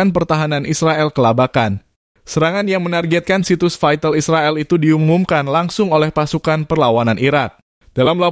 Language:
Indonesian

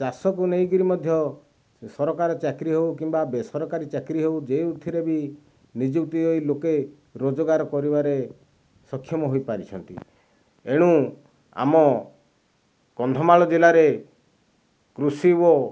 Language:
Odia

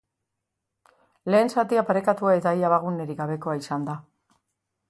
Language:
Basque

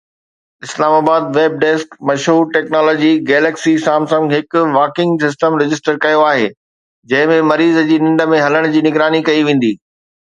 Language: Sindhi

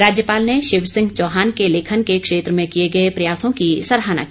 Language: Hindi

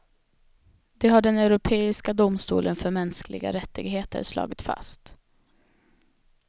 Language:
Swedish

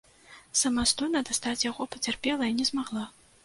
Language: Belarusian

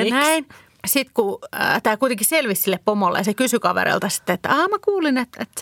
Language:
Finnish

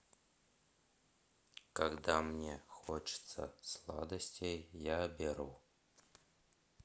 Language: Russian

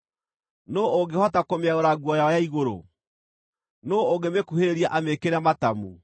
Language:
Kikuyu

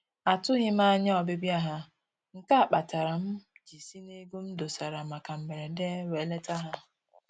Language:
Igbo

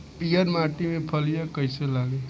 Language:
Bhojpuri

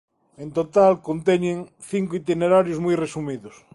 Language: Galician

